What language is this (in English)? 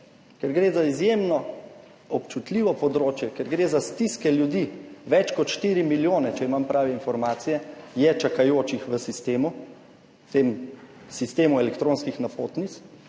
Slovenian